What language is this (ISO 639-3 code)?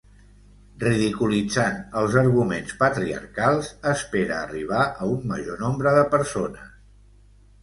cat